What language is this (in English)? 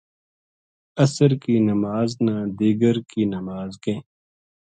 Gujari